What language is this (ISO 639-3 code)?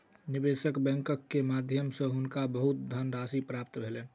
mai